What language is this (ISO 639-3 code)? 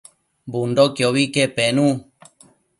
mcf